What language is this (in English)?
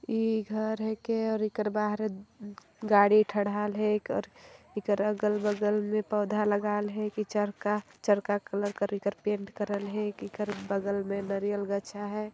Sadri